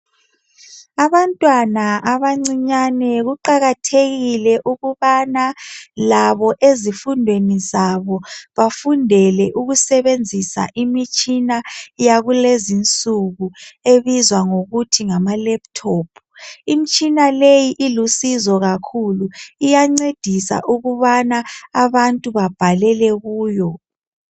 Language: North Ndebele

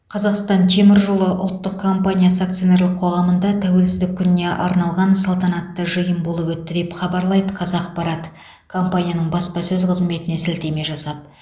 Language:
Kazakh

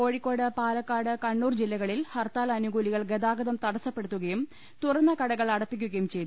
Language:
Malayalam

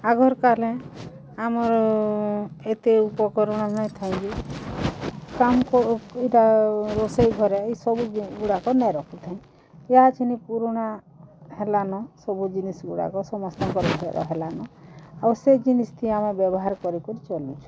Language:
Odia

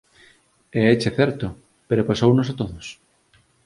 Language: Galician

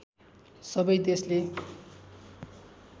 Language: Nepali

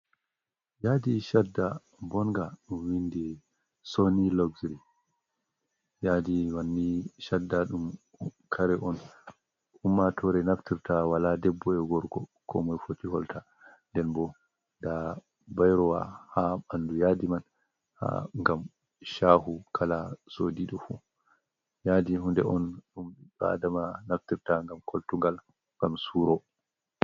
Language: Fula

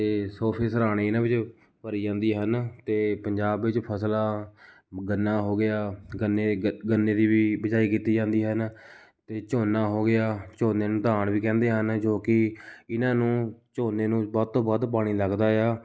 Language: Punjabi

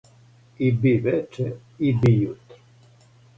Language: Serbian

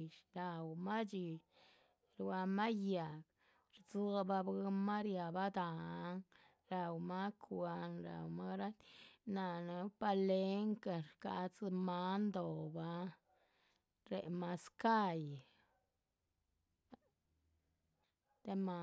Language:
Chichicapan Zapotec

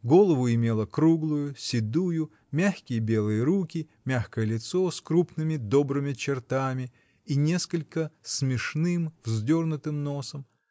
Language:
Russian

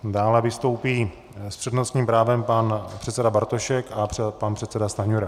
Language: Czech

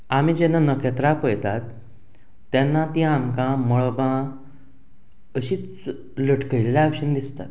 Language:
Konkani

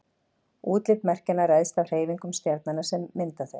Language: Icelandic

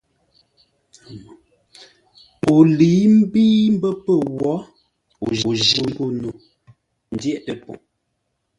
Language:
Ngombale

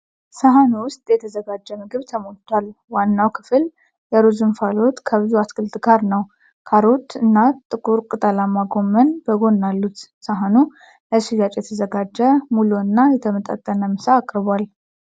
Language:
Amharic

